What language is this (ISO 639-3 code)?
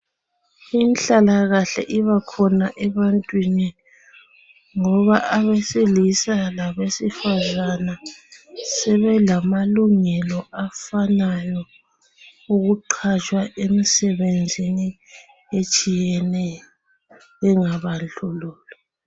nde